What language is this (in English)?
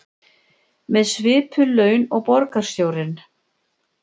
Icelandic